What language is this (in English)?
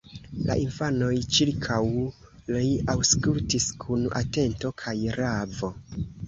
Esperanto